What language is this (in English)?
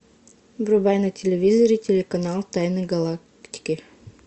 Russian